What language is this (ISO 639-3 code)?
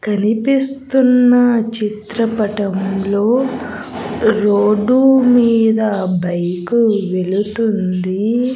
tel